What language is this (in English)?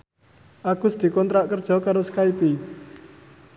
Javanese